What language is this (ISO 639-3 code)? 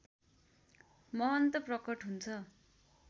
nep